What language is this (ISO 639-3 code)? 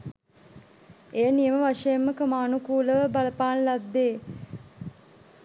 sin